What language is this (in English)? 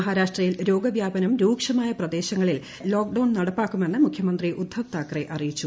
Malayalam